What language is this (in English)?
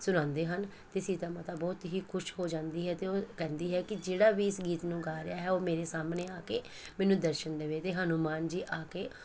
Punjabi